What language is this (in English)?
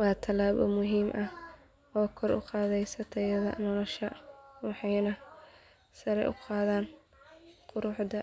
Somali